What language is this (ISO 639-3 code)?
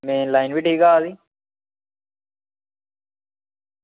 doi